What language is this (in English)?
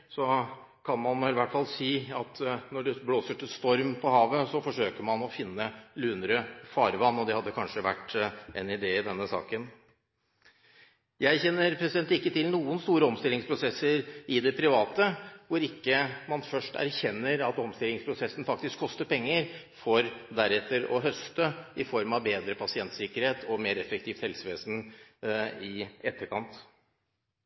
Norwegian Bokmål